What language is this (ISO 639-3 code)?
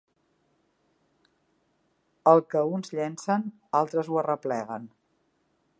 cat